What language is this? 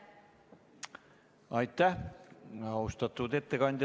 Estonian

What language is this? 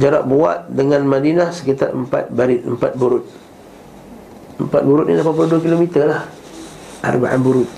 Malay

